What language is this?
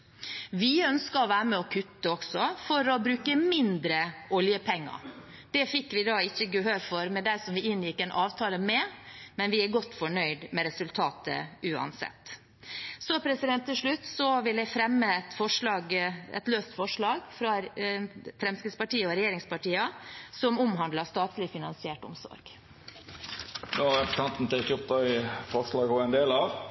Norwegian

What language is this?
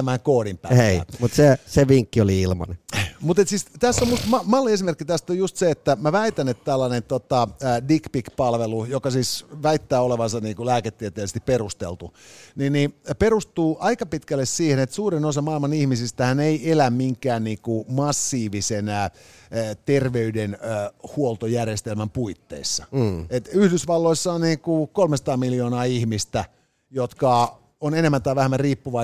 Finnish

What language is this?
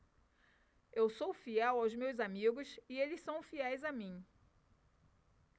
Portuguese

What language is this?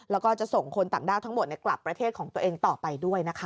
Thai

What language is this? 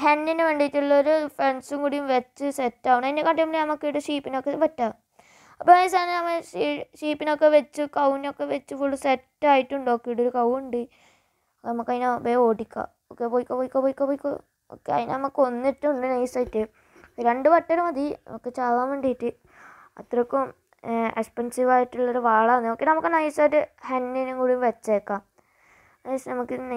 Turkish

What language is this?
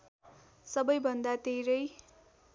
Nepali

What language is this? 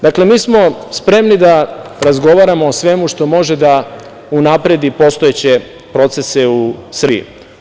Serbian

